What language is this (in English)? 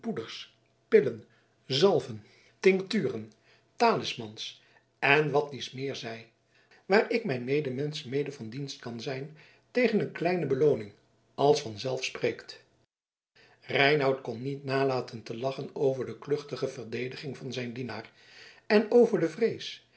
Dutch